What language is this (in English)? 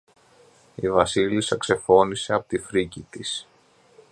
Greek